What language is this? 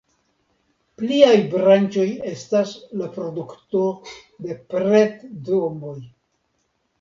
Esperanto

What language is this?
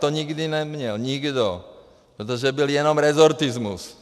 Czech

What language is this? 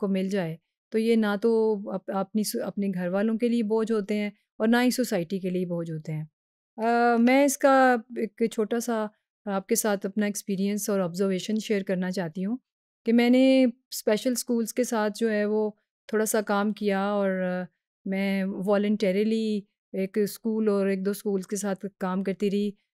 Hindi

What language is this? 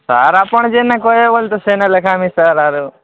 Odia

